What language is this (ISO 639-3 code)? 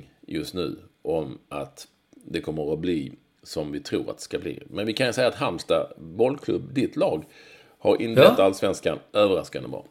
swe